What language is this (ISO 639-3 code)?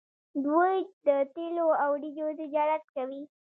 pus